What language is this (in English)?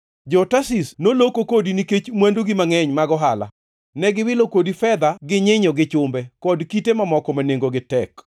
Luo (Kenya and Tanzania)